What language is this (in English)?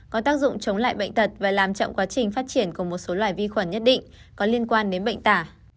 Vietnamese